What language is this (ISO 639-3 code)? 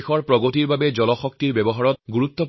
asm